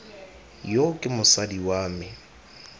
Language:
Tswana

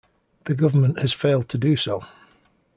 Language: English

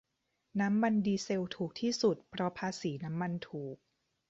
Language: Thai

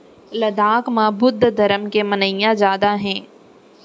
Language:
Chhattisgarhi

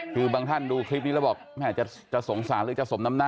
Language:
Thai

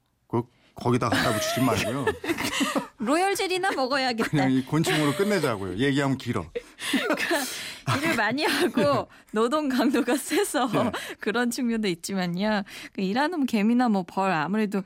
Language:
Korean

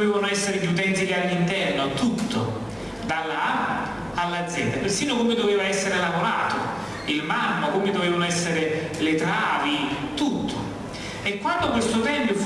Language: Italian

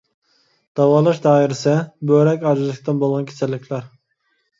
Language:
Uyghur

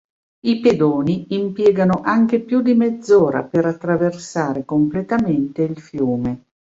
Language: Italian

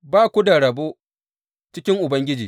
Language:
Hausa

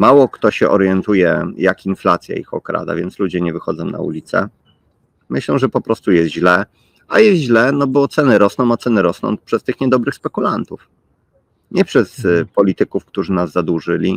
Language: Polish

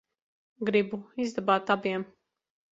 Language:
Latvian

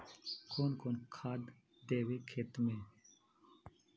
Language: Magahi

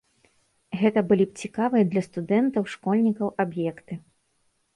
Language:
Belarusian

